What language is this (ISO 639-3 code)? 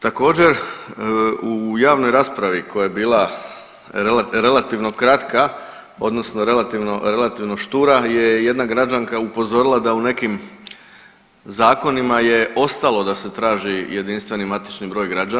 hrv